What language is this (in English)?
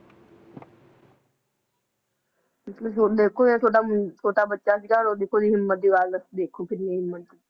Punjabi